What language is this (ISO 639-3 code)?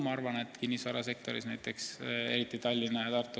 est